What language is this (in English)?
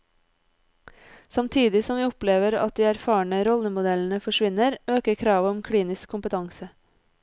Norwegian